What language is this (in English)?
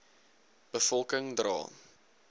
Afrikaans